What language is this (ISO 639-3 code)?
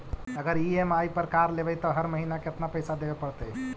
mag